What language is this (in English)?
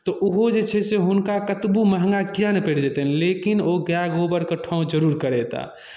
Maithili